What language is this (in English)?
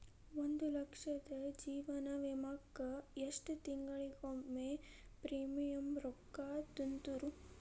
Kannada